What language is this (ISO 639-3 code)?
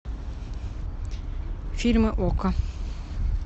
rus